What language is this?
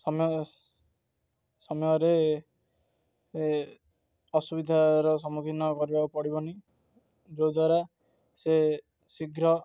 Odia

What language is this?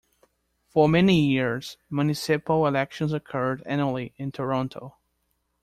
English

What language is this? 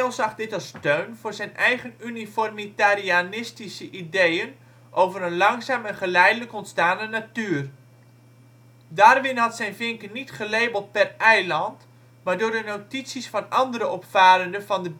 Dutch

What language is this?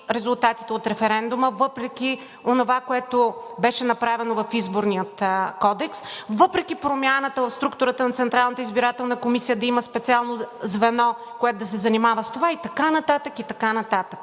Bulgarian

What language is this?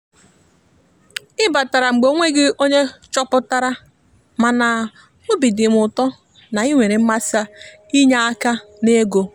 Igbo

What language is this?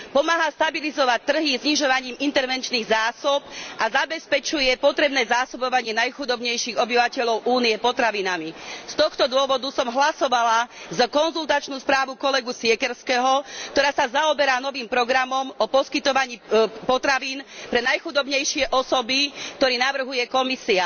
Slovak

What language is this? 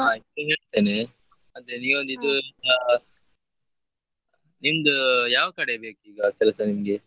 Kannada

